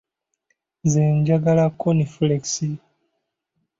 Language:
Ganda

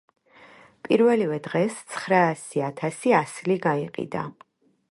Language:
Georgian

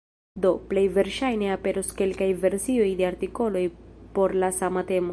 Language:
Esperanto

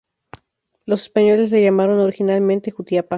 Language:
Spanish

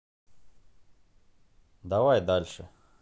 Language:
Russian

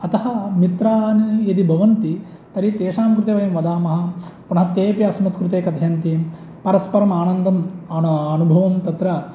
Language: Sanskrit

